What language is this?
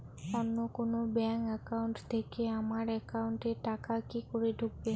Bangla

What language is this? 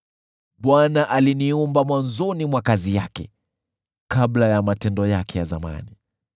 Swahili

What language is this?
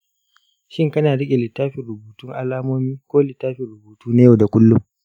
Hausa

